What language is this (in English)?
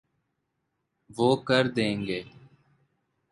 Urdu